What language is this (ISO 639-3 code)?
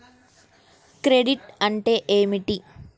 tel